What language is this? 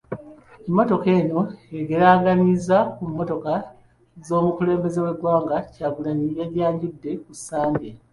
Ganda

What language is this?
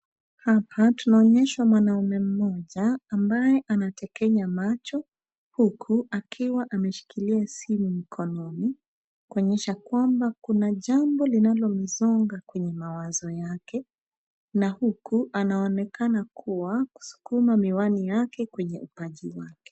Swahili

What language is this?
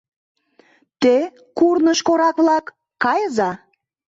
Mari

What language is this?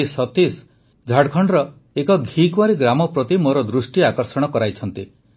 Odia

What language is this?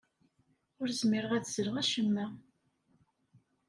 Kabyle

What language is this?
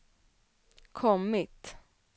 Swedish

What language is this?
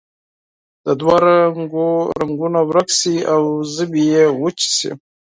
Pashto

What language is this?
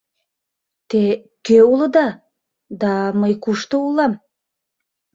Mari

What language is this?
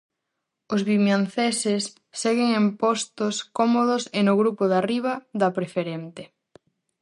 Galician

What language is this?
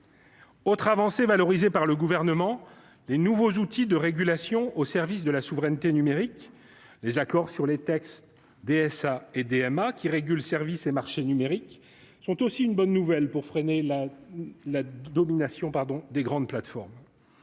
French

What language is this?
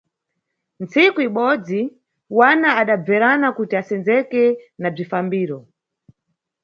Nyungwe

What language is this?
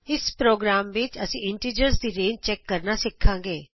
Punjabi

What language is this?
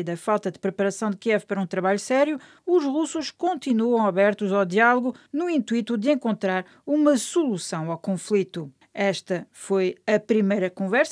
Portuguese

